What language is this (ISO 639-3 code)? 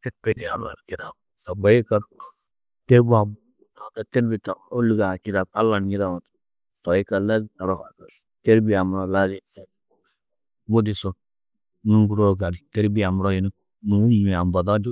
tuq